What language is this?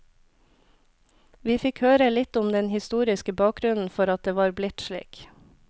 Norwegian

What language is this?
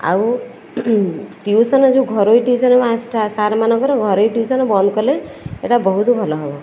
Odia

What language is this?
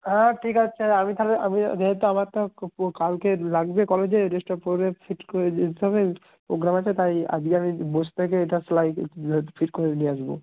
Bangla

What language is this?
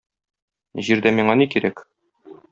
Tatar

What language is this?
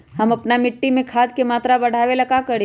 Magahi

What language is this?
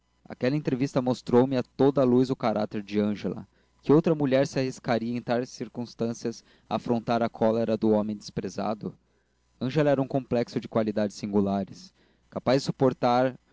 Portuguese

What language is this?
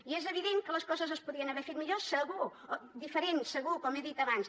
Catalan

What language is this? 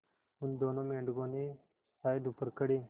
Hindi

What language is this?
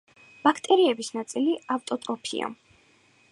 Georgian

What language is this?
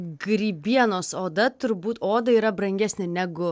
Lithuanian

